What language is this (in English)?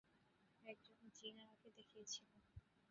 Bangla